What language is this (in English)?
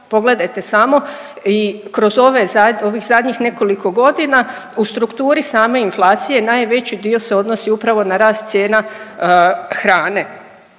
Croatian